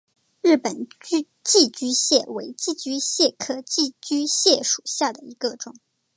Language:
Chinese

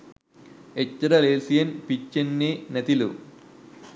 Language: Sinhala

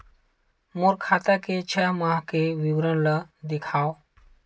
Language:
Chhattisgarhi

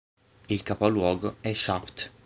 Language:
Italian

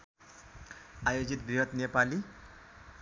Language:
Nepali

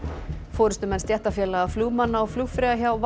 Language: Icelandic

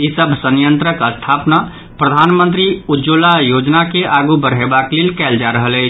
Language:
Maithili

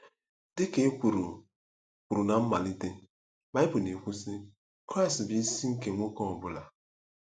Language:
Igbo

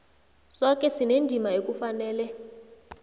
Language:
South Ndebele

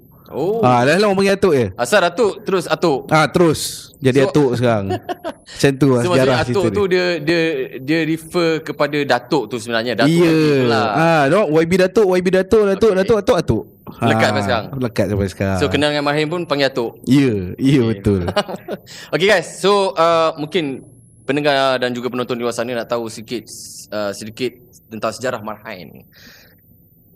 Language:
Malay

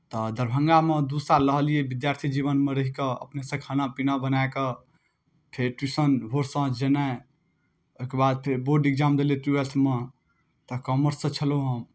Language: Maithili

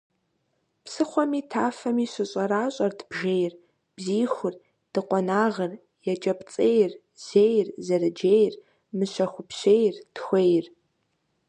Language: Kabardian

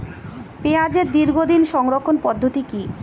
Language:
Bangla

